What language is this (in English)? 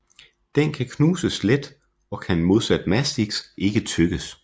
Danish